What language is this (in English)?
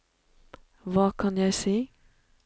Norwegian